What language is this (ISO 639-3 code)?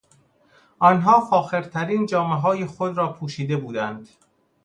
fas